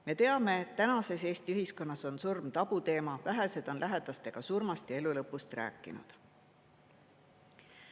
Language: Estonian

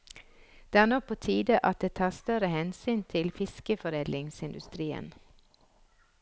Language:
Norwegian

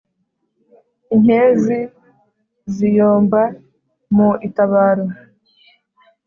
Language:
Kinyarwanda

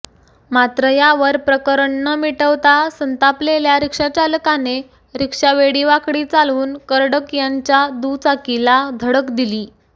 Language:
Marathi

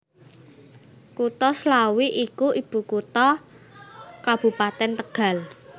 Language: Javanese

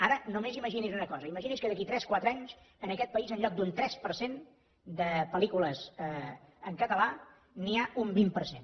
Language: Catalan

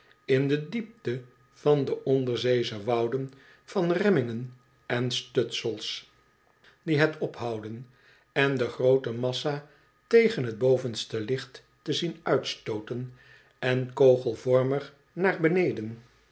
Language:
Dutch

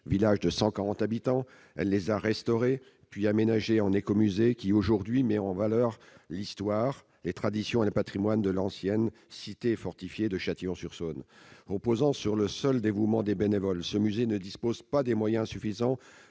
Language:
French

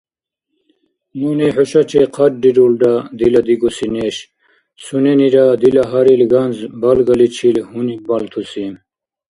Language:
Dargwa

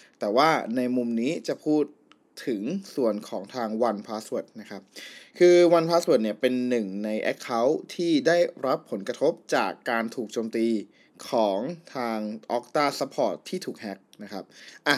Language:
Thai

